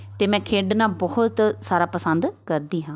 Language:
Punjabi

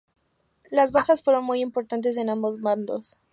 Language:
Spanish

